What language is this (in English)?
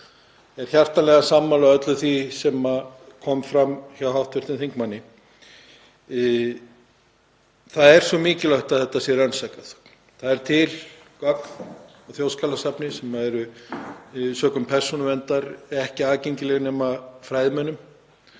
Icelandic